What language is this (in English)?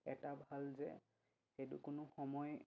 Assamese